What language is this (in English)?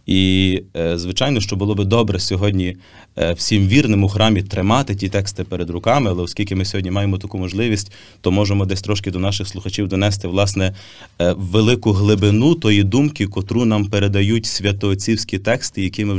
Ukrainian